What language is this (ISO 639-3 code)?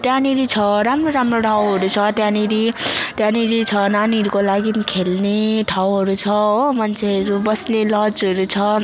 nep